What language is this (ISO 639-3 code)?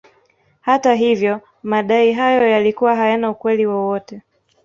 swa